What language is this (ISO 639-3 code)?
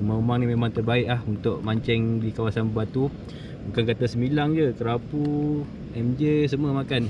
msa